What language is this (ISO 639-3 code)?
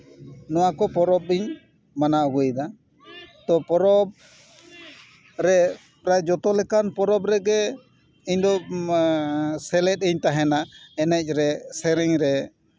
sat